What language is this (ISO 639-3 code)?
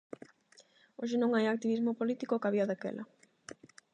glg